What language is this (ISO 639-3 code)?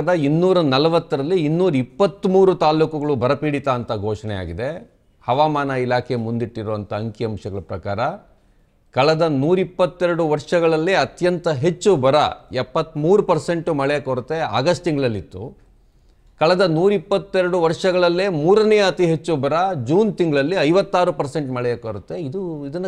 kan